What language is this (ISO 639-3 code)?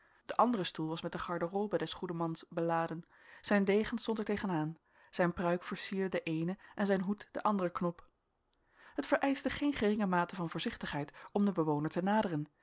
nld